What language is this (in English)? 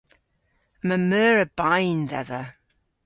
Cornish